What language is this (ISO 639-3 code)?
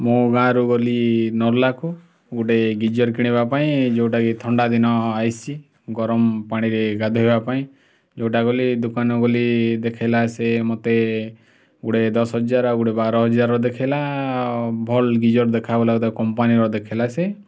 ori